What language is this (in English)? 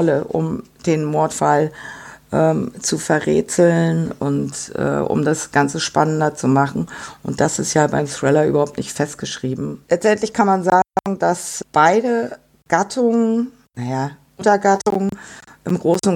German